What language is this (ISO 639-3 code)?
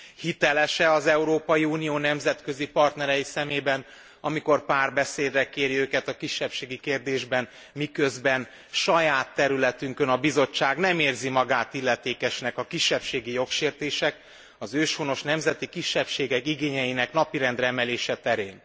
hun